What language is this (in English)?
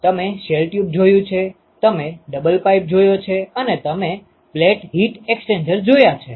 Gujarati